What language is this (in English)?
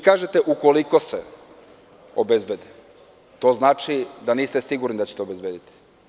Serbian